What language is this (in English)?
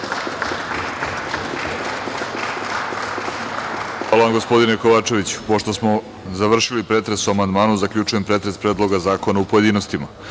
Serbian